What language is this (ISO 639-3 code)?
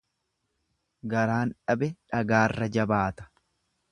orm